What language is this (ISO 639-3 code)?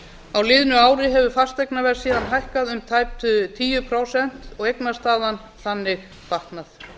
isl